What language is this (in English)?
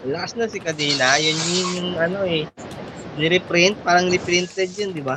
Filipino